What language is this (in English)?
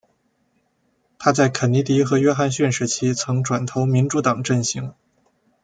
Chinese